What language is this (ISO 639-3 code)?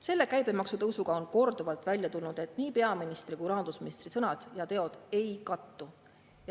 est